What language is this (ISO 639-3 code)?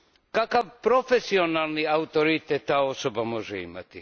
hrv